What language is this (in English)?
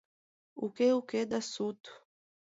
Mari